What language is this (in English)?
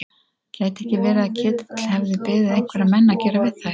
Icelandic